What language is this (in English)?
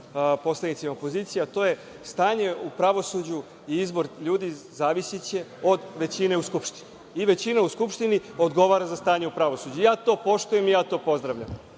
Serbian